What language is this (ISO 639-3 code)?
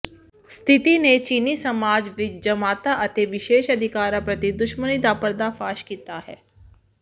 pan